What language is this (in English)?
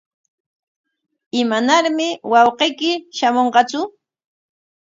Corongo Ancash Quechua